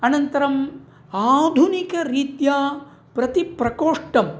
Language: Sanskrit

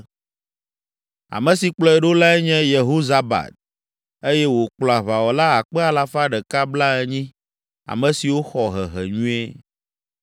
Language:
Ewe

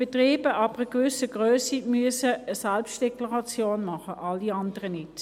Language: Swiss German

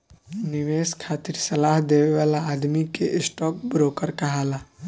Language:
Bhojpuri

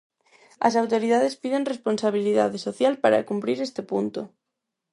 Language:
Galician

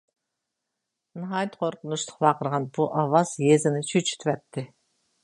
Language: Uyghur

